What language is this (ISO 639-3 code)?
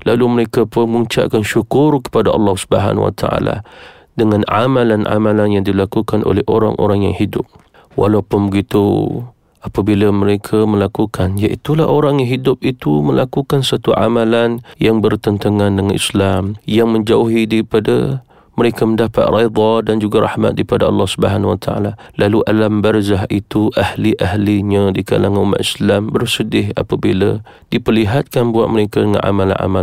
msa